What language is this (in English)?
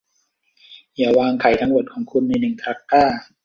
Thai